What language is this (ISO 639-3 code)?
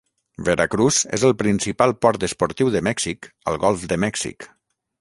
cat